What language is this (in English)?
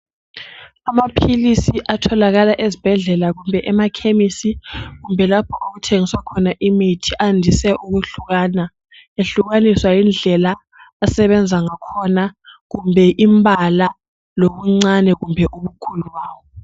North Ndebele